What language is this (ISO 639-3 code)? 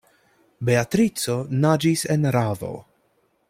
epo